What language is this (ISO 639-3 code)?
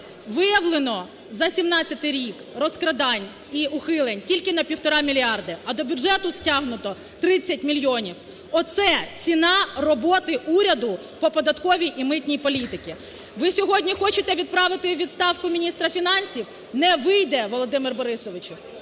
ukr